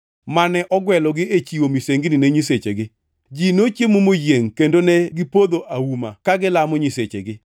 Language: Luo (Kenya and Tanzania)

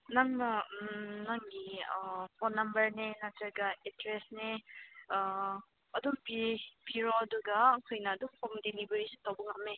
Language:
Manipuri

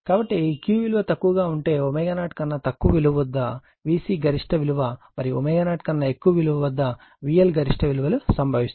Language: Telugu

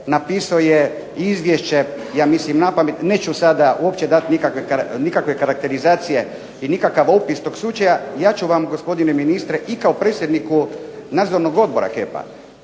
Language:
Croatian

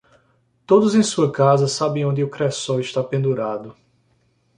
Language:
Portuguese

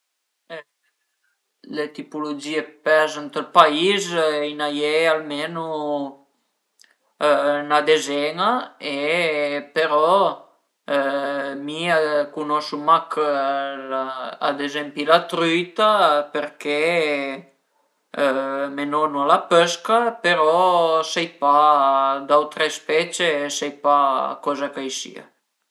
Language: Piedmontese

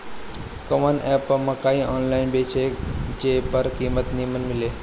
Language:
Bhojpuri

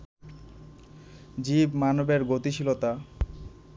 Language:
Bangla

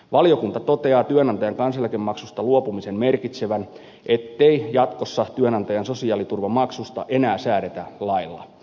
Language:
Finnish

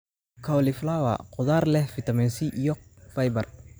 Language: Somali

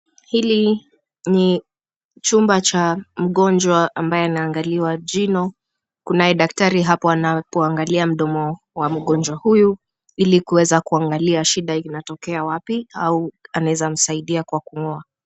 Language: Swahili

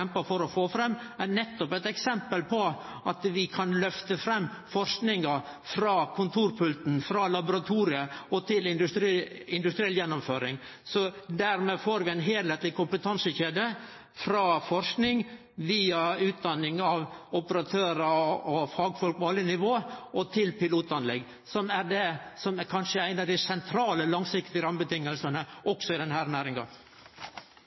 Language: Norwegian Nynorsk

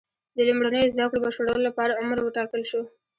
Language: Pashto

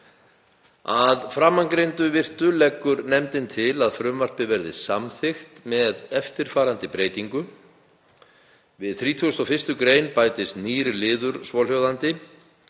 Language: Icelandic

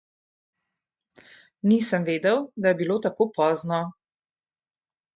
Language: Slovenian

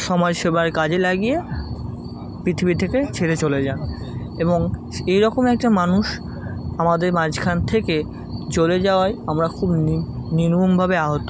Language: Bangla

